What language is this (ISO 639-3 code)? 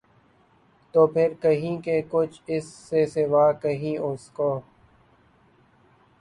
urd